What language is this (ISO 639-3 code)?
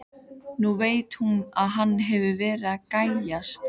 isl